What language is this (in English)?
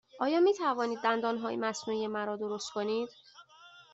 Persian